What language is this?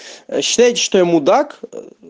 Russian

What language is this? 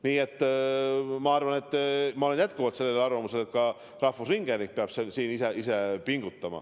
Estonian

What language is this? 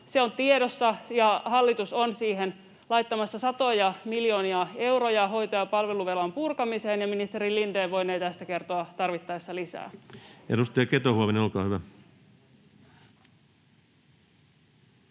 Finnish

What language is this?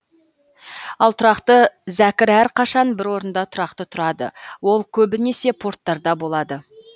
Kazakh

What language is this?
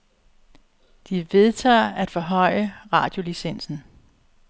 Danish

